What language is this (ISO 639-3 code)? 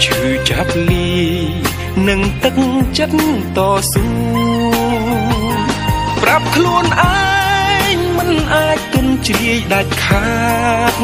tha